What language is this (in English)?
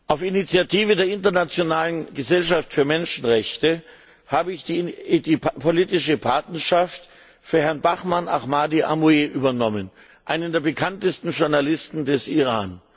German